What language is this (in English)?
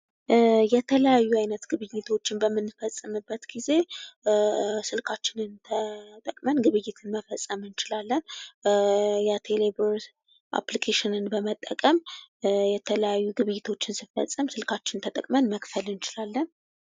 Amharic